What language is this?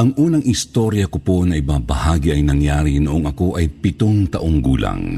Filipino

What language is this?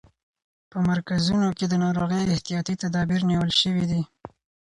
Pashto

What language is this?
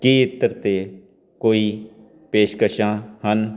Punjabi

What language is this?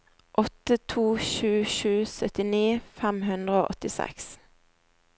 Norwegian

